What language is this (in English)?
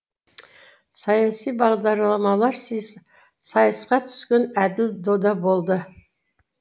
Kazakh